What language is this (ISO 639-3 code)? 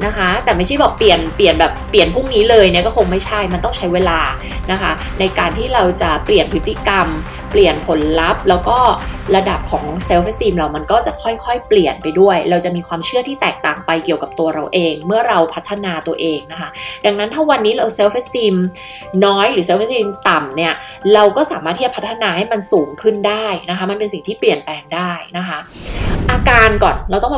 tha